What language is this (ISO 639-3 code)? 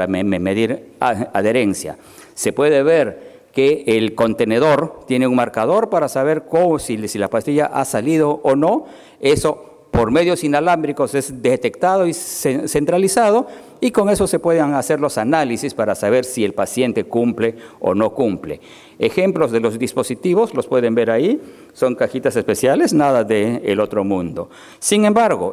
spa